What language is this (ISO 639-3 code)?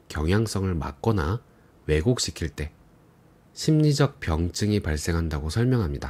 kor